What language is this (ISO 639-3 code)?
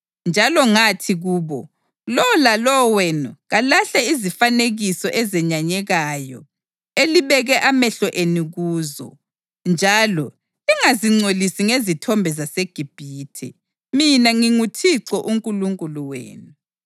nde